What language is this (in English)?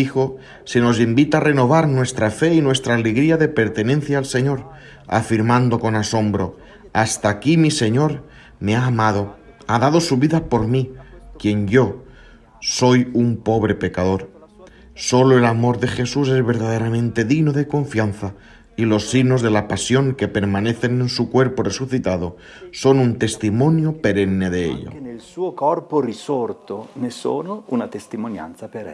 Spanish